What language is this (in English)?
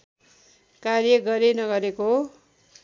Nepali